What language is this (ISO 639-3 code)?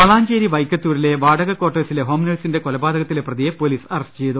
mal